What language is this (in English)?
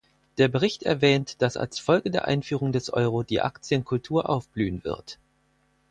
German